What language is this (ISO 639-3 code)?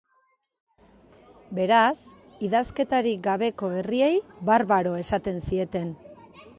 eus